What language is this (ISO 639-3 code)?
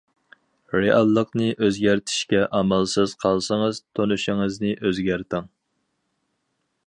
uig